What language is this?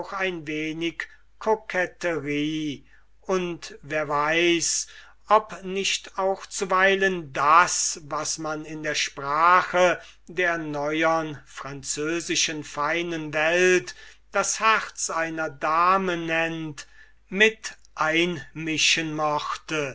German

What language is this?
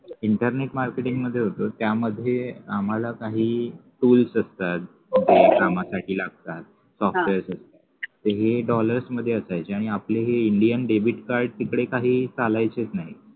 Marathi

